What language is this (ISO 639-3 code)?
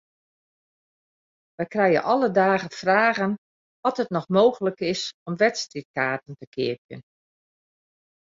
fry